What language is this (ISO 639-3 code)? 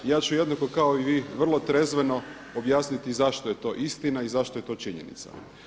hrv